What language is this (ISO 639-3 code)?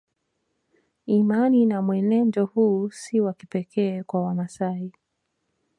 swa